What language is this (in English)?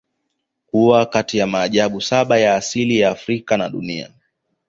Swahili